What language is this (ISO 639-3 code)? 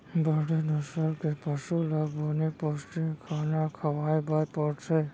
hne